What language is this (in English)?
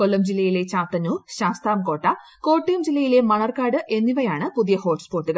Malayalam